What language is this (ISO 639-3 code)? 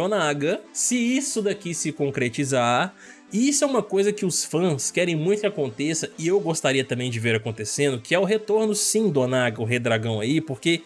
por